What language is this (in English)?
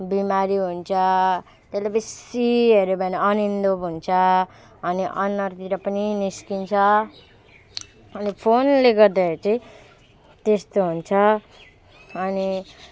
Nepali